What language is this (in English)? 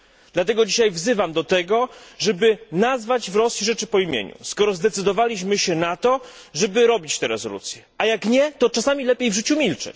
Polish